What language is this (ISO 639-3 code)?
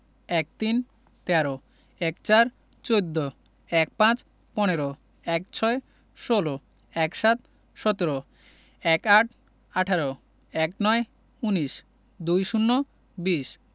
ben